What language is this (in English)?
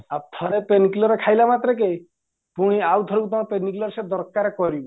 Odia